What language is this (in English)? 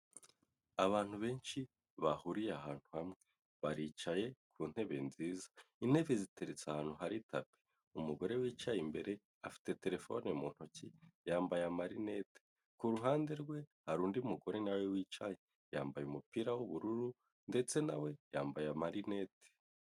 Kinyarwanda